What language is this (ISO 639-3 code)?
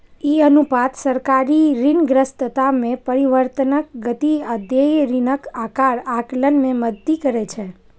mai